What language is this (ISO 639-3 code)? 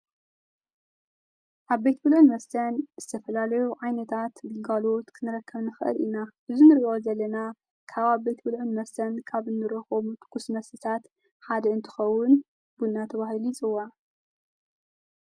tir